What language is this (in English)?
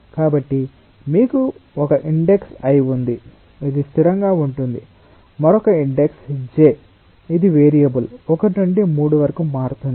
Telugu